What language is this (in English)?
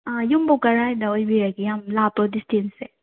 Manipuri